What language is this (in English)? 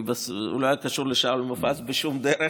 Hebrew